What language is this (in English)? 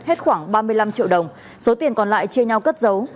Vietnamese